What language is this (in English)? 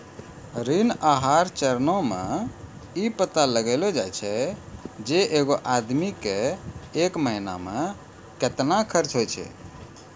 Maithili